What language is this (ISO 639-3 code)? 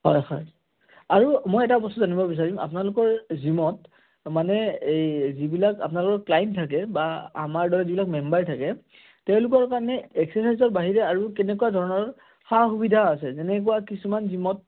asm